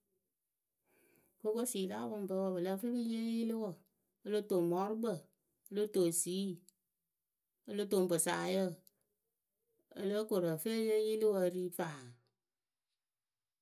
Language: Akebu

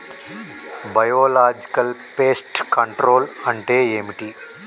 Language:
Telugu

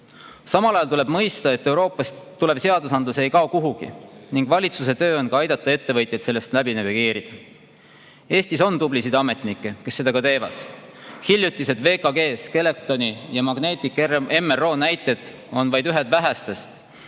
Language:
Estonian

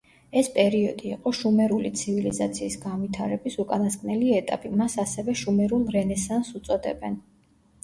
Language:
Georgian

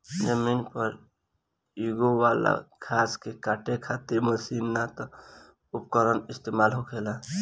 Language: Bhojpuri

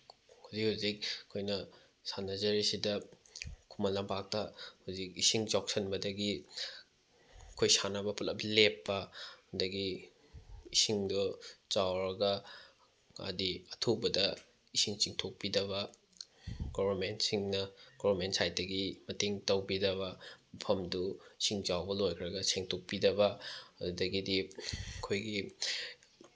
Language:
Manipuri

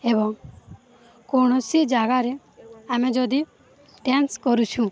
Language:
Odia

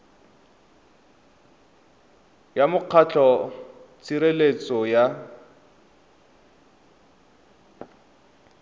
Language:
Tswana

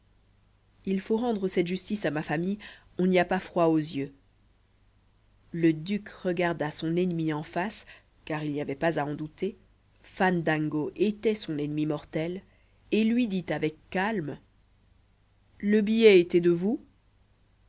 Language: French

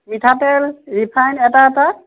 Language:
Assamese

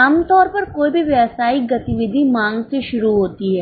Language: Hindi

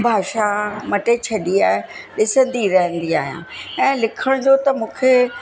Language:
Sindhi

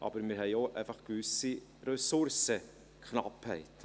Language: Swiss German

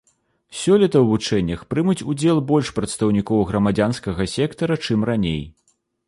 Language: Belarusian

